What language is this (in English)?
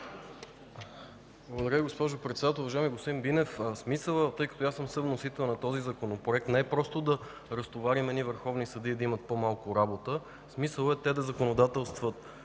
Bulgarian